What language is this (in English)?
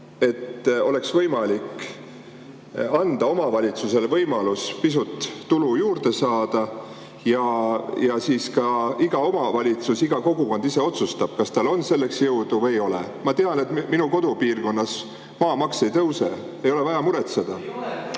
Estonian